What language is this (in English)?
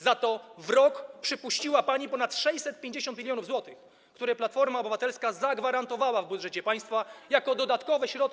Polish